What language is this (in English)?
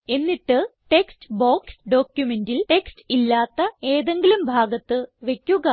Malayalam